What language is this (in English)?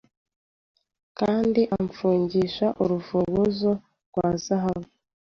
Kinyarwanda